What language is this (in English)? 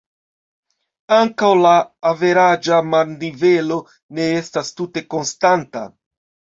Esperanto